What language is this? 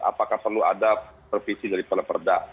Indonesian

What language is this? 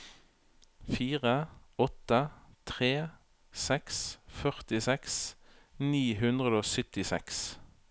Norwegian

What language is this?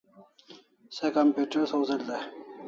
Kalasha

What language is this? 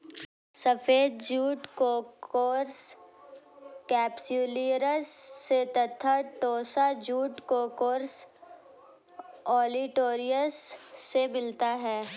Hindi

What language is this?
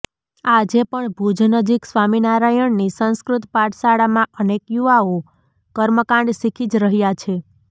Gujarati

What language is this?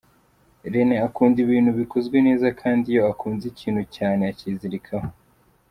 Kinyarwanda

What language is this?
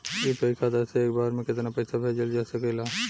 Bhojpuri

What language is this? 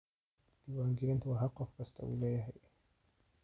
Somali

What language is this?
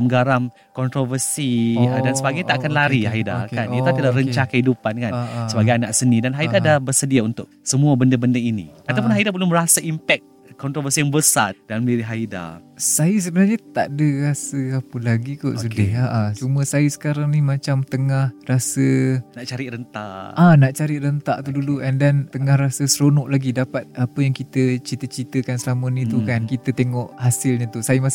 Malay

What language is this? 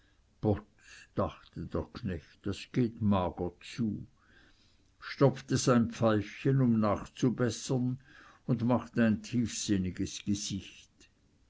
German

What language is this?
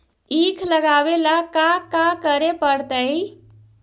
Magahi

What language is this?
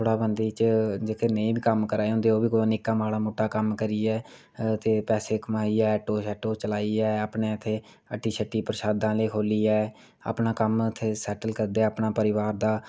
Dogri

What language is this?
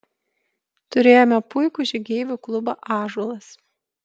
Lithuanian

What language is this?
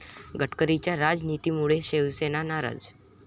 Marathi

